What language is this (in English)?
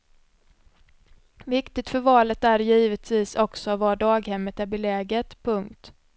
Swedish